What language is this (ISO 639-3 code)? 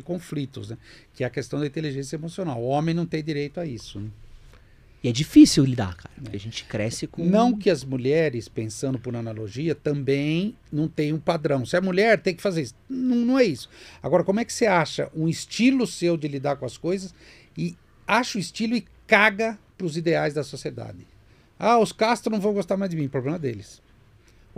por